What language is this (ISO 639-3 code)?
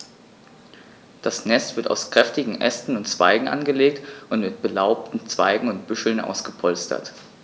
deu